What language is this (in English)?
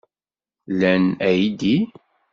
Kabyle